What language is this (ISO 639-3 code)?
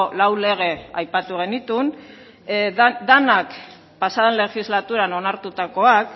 eus